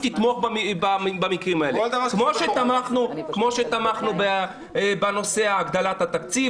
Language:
Hebrew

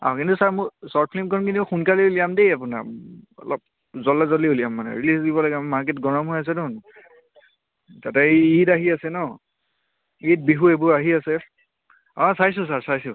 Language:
Assamese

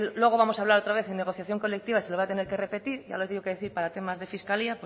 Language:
Spanish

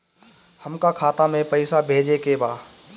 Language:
Bhojpuri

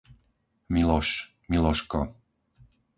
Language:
Slovak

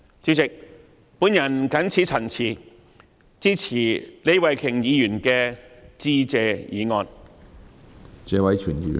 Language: Cantonese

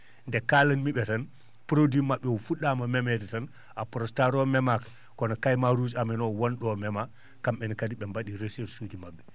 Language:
Fula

